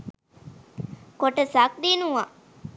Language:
Sinhala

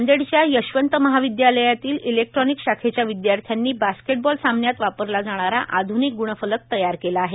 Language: Marathi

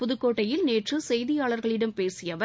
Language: Tamil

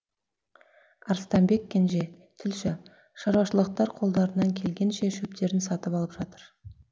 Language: Kazakh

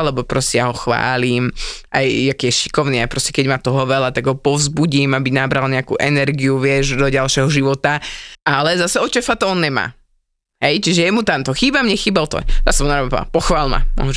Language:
Slovak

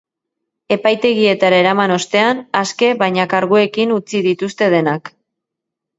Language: Basque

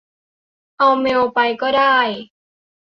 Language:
Thai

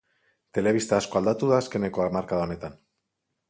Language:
Basque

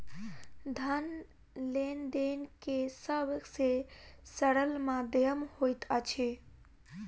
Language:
Maithili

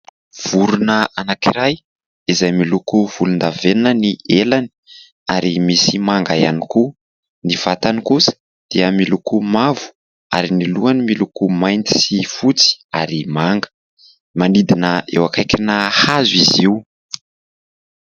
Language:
Malagasy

